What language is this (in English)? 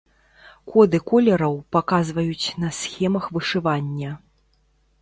Belarusian